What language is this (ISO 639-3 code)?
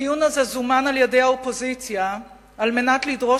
heb